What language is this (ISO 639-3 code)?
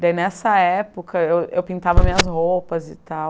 por